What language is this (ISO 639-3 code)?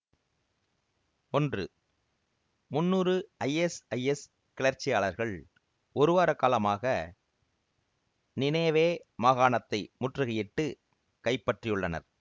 tam